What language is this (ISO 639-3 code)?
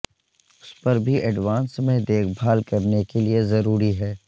urd